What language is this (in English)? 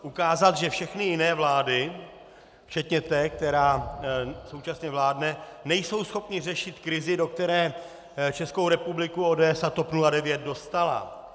Czech